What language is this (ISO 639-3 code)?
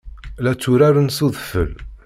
kab